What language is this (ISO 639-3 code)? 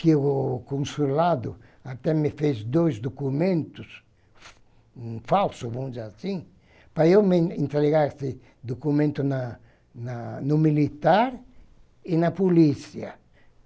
por